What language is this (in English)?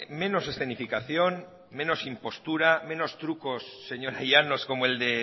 Spanish